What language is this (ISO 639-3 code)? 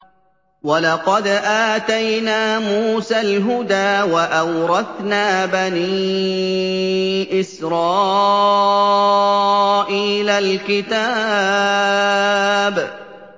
ara